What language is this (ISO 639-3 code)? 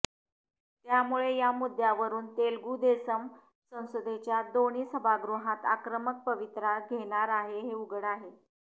mar